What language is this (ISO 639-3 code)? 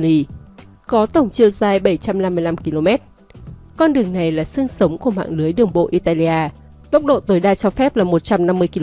vie